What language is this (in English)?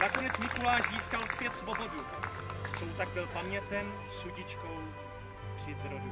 Czech